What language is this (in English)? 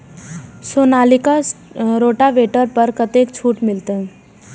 Maithili